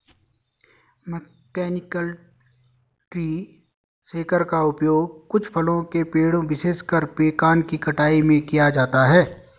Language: Hindi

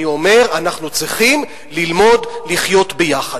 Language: Hebrew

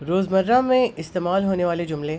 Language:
Urdu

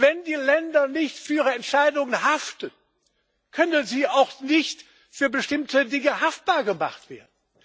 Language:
German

